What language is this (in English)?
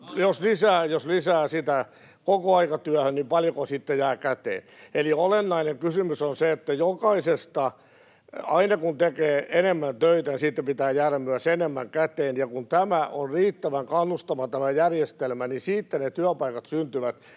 Finnish